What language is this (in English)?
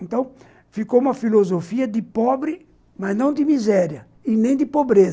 Portuguese